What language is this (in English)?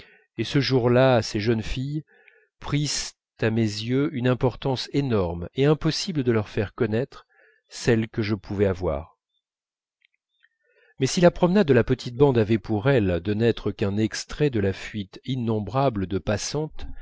French